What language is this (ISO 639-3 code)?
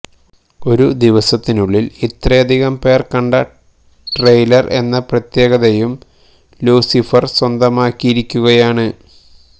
mal